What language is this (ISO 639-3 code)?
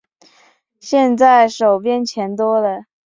zho